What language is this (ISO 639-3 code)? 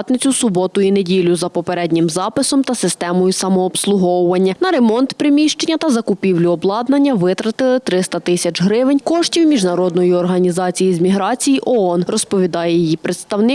ukr